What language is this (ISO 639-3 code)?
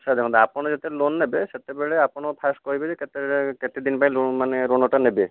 ori